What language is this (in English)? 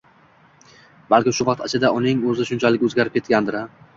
Uzbek